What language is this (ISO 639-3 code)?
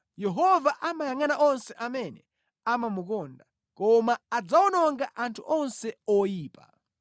nya